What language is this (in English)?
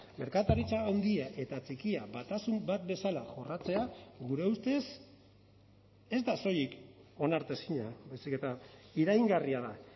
Basque